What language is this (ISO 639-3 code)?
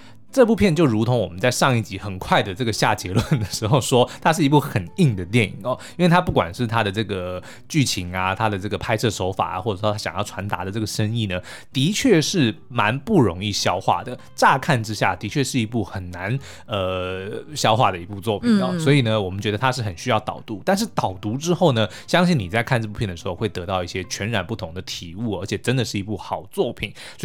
zho